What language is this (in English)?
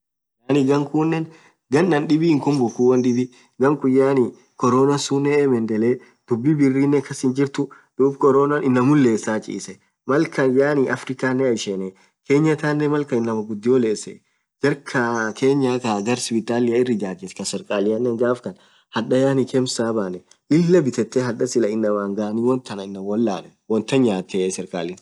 Orma